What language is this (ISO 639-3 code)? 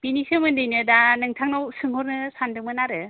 brx